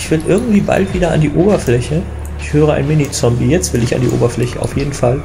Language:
German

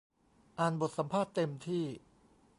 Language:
Thai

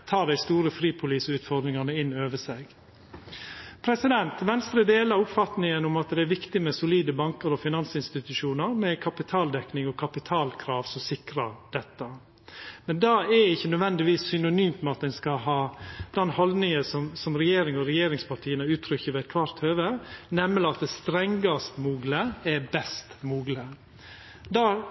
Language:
Norwegian Nynorsk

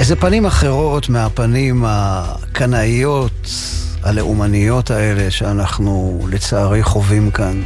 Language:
Hebrew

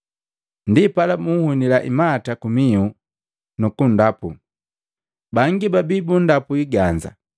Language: Matengo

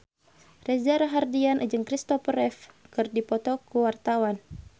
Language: Sundanese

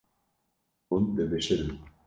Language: Kurdish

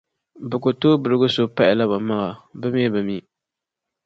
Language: Dagbani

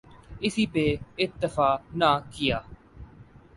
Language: Urdu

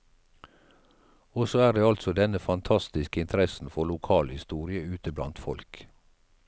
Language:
Norwegian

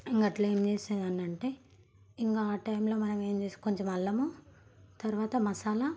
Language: Telugu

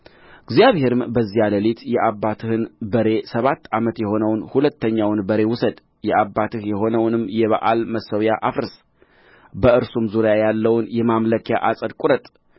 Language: Amharic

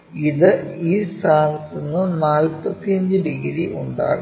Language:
Malayalam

